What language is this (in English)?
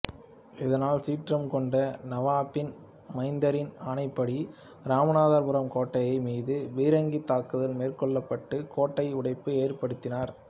Tamil